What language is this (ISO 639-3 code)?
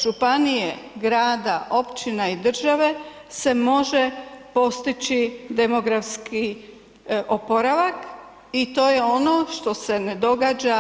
hrv